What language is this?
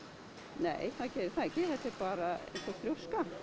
Icelandic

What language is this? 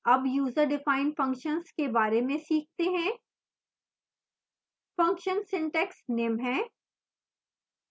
Hindi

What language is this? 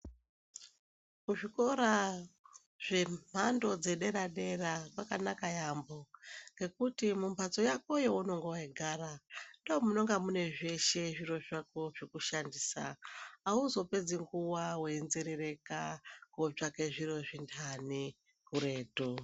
Ndau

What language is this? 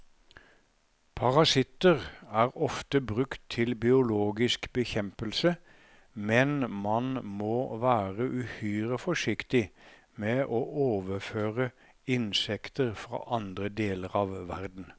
Norwegian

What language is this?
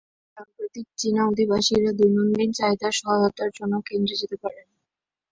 Bangla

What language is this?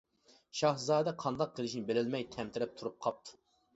Uyghur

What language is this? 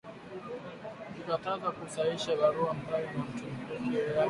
Swahili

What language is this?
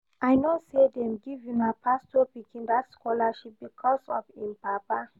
Nigerian Pidgin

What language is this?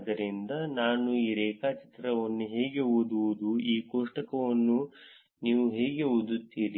Kannada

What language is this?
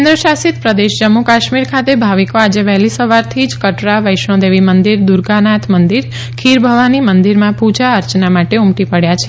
Gujarati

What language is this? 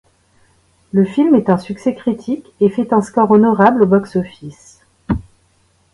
French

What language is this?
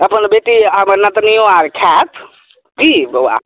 Maithili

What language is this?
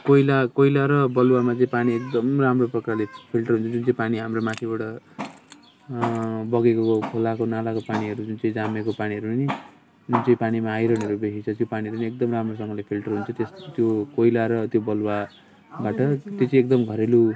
Nepali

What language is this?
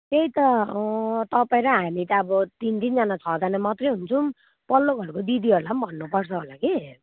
Nepali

